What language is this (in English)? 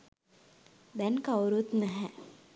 Sinhala